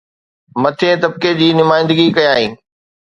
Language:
Sindhi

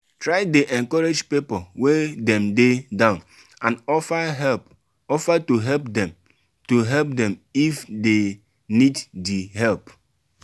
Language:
Nigerian Pidgin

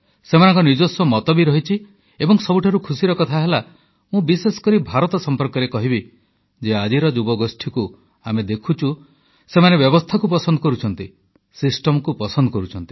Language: Odia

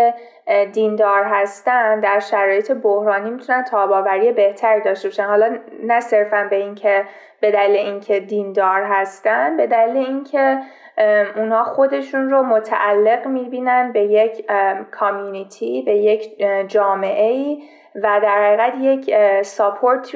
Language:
Persian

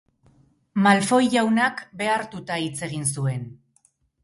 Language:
Basque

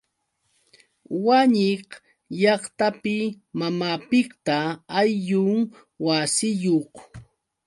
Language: Yauyos Quechua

